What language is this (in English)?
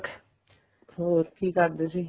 Punjabi